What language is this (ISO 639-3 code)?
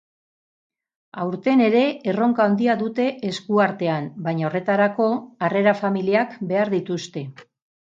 eus